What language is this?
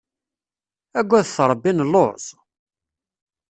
Kabyle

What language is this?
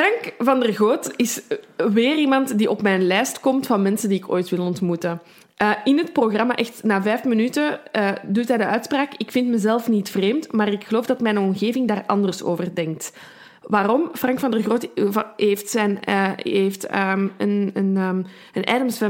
Dutch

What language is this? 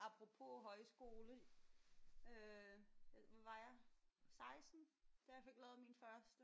Danish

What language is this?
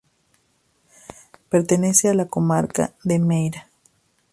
Spanish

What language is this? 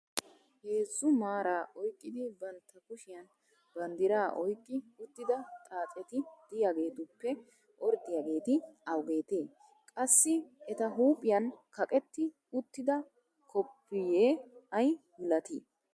Wolaytta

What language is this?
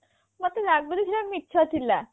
Odia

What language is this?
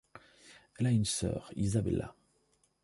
French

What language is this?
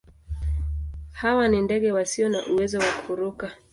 Swahili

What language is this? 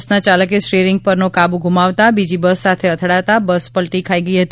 Gujarati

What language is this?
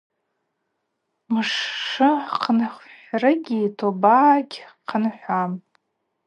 Abaza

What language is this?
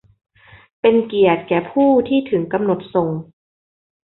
Thai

